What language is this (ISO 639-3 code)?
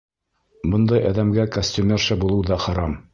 bak